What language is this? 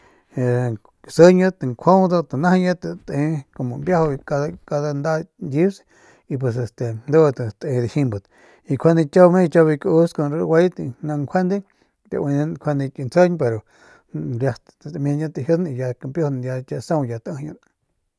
Northern Pame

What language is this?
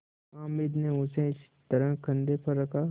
Hindi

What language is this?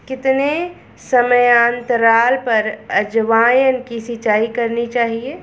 Hindi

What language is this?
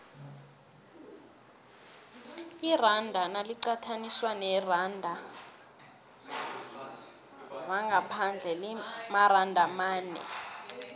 South Ndebele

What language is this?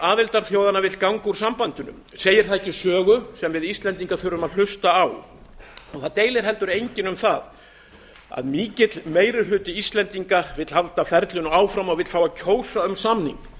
Icelandic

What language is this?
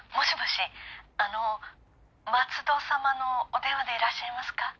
Japanese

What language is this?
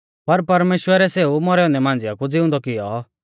Mahasu Pahari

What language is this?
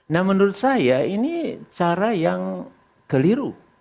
Indonesian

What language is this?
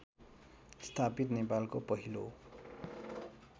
Nepali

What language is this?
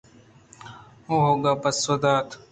Eastern Balochi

